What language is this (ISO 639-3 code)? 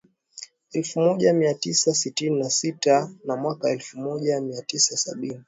swa